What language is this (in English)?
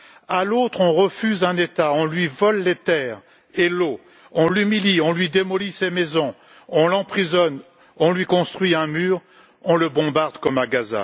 French